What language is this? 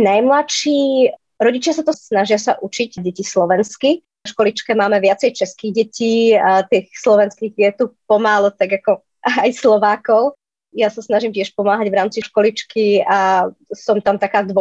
Slovak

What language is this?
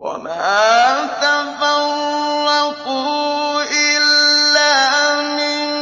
Arabic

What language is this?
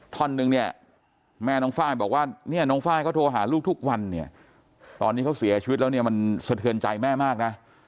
Thai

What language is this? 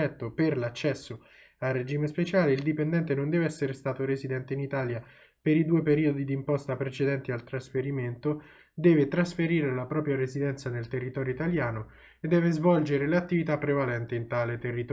Italian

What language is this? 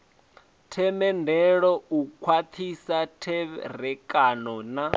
Venda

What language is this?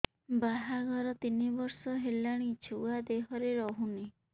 Odia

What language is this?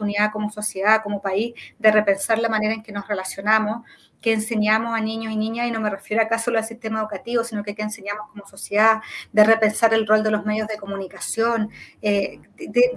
Spanish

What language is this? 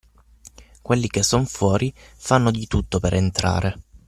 Italian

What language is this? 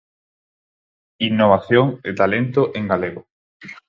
Galician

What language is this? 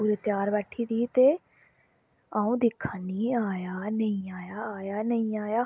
Dogri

